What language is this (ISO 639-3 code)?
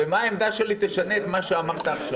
heb